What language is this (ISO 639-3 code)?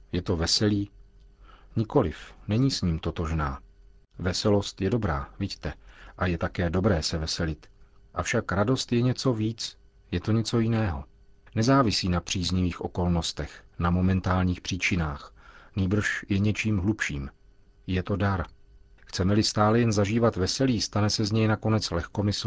ces